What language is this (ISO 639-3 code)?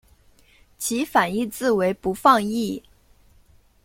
zho